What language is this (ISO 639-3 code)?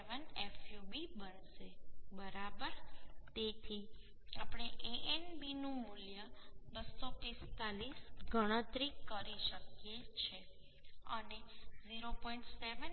guj